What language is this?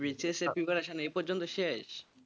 Bangla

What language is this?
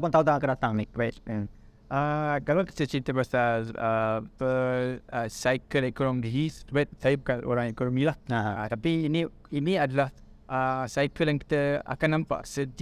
Malay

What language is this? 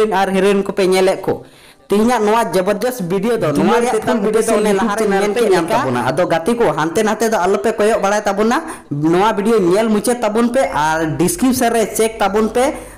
Indonesian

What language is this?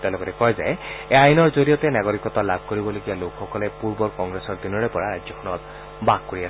Assamese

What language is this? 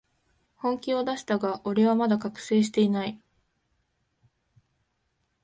Japanese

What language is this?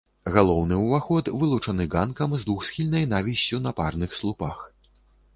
Belarusian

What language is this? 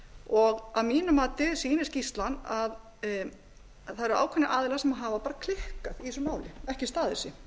Icelandic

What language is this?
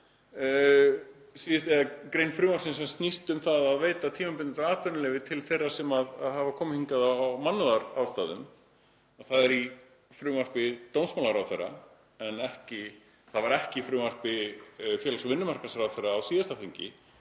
Icelandic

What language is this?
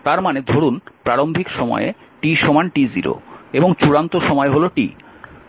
Bangla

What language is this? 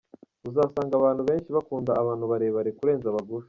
Kinyarwanda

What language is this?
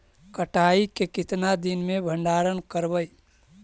Magahi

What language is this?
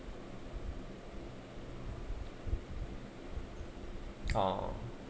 English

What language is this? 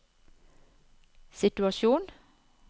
Norwegian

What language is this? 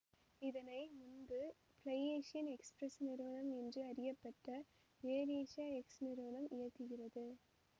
Tamil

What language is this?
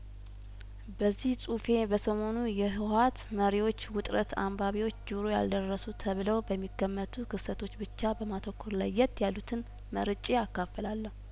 Amharic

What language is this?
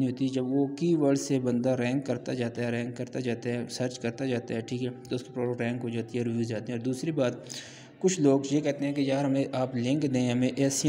Turkish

